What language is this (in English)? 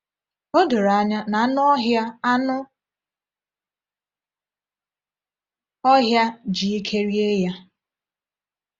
Igbo